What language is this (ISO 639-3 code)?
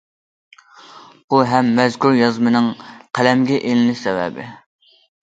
uig